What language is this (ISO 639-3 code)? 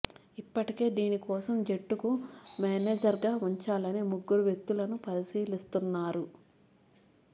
tel